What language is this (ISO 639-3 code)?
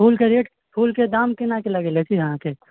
mai